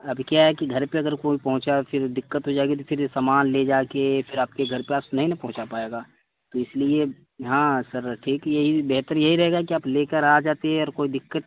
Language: Urdu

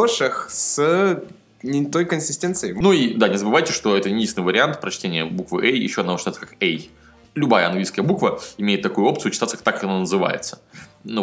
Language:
Russian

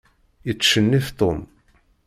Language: Kabyle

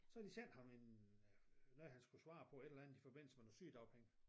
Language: Danish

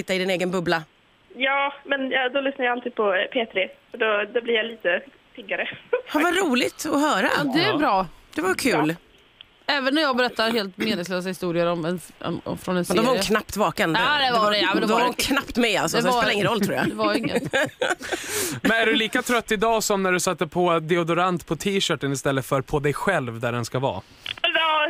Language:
Swedish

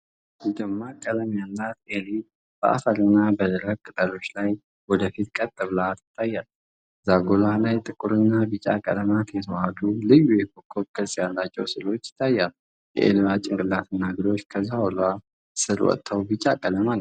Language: Amharic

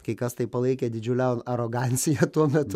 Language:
Lithuanian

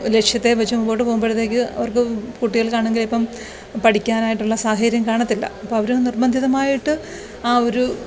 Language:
Malayalam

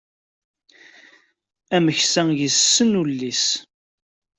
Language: Kabyle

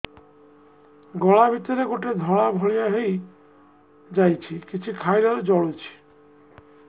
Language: Odia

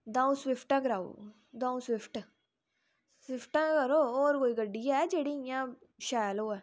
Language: Dogri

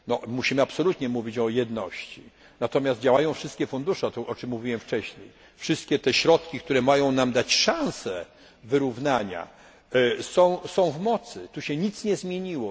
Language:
Polish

